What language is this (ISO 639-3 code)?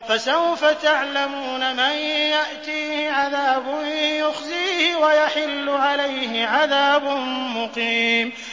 ara